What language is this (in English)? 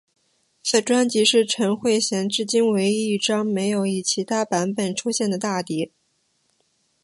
Chinese